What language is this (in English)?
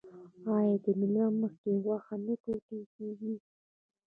Pashto